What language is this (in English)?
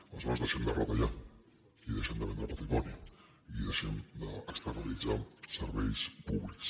Catalan